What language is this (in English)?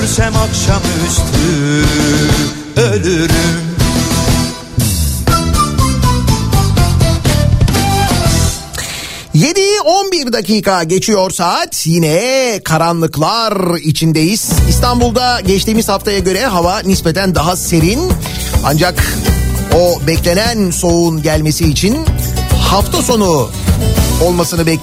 Turkish